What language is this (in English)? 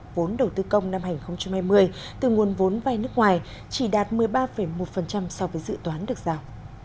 Vietnamese